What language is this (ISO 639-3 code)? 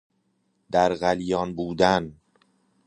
fas